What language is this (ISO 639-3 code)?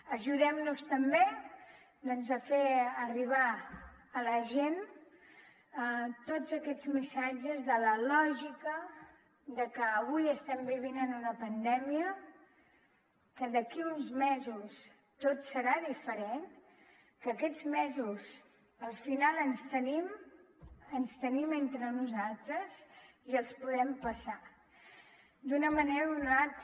cat